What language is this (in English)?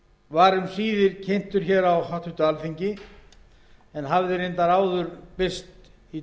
Icelandic